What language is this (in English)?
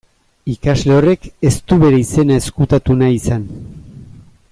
Basque